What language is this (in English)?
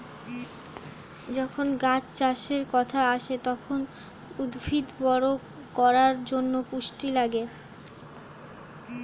Bangla